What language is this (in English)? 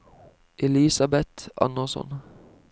Norwegian